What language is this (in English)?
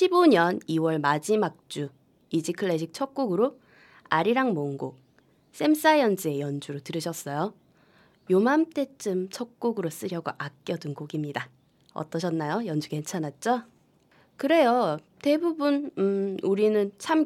Korean